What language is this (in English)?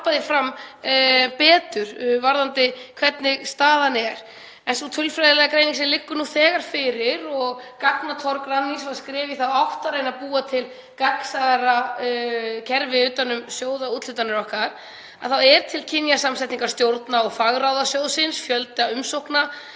Icelandic